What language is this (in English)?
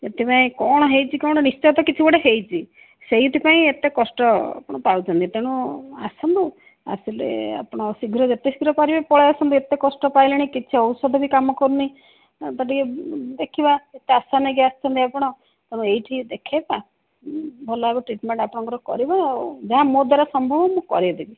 Odia